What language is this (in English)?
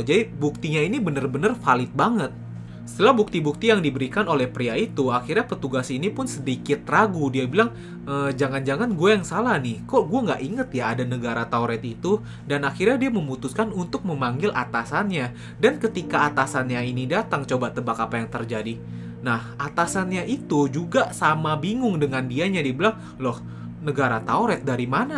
Indonesian